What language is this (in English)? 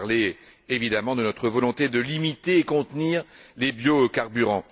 French